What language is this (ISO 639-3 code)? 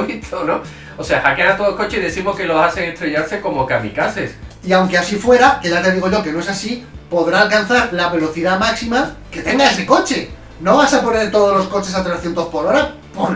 spa